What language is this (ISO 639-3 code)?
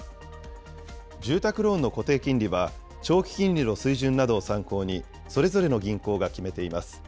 jpn